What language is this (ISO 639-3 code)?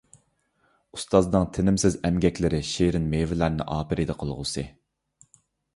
uig